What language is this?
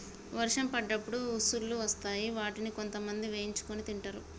Telugu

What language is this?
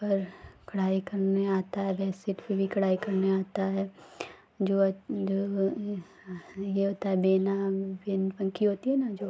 Hindi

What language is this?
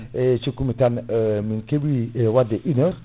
Fula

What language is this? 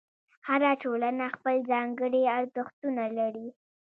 Pashto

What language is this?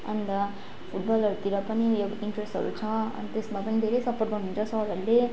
Nepali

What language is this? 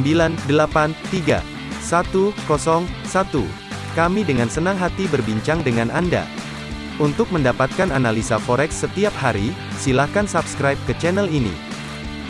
Indonesian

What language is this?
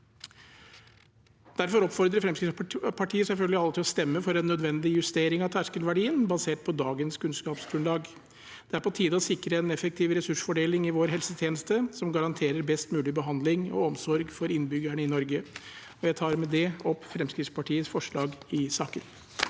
Norwegian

